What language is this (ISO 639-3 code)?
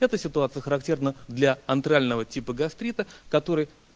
rus